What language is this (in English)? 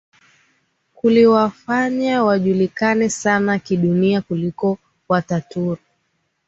Swahili